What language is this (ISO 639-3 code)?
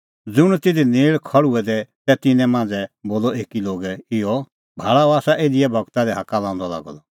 kfx